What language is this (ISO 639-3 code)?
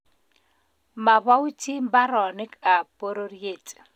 kln